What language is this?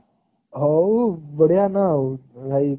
Odia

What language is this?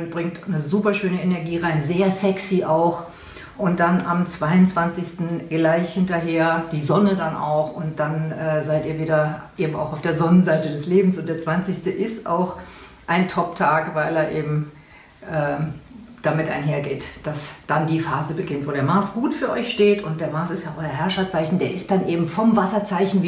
German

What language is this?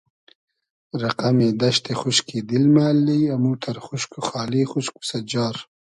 Hazaragi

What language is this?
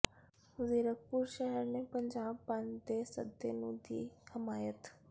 Punjabi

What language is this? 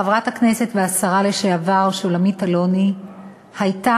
Hebrew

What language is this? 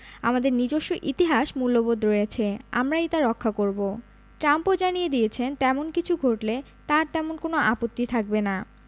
Bangla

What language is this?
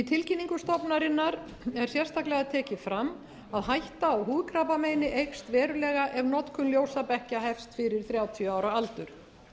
Icelandic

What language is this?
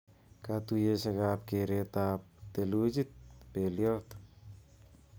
Kalenjin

